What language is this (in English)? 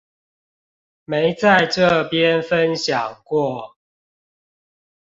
Chinese